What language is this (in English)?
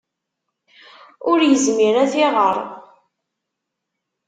Kabyle